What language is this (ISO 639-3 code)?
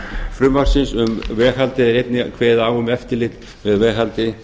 isl